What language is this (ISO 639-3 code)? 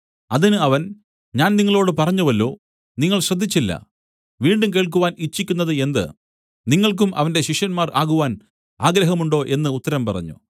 mal